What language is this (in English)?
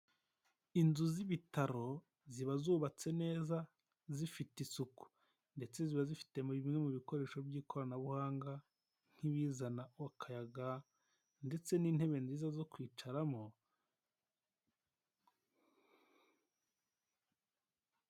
Kinyarwanda